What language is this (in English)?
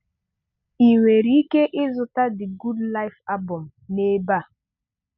Igbo